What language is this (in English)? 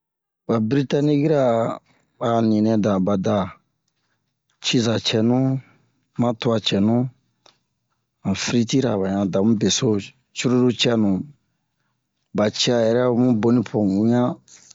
Bomu